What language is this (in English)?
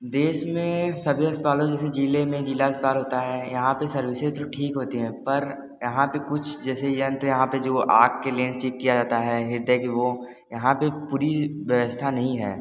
Hindi